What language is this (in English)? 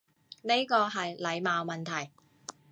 Cantonese